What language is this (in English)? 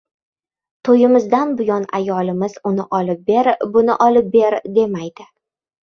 Uzbek